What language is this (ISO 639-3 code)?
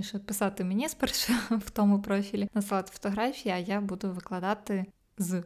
ukr